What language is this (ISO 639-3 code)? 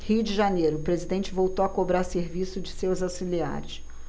por